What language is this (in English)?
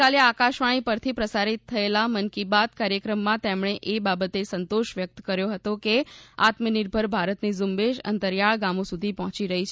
Gujarati